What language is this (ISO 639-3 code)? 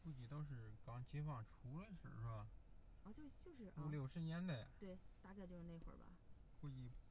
zho